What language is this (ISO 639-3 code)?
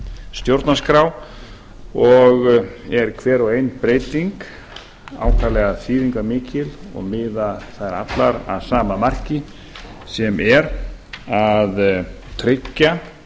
isl